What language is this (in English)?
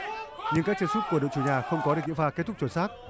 Vietnamese